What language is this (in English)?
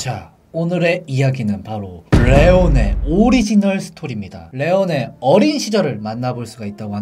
Korean